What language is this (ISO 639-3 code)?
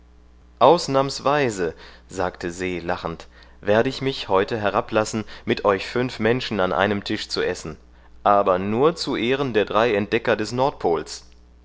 deu